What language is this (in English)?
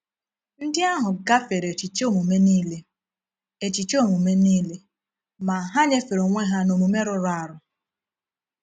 Igbo